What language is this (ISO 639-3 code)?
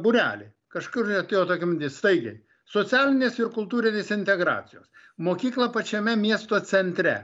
lit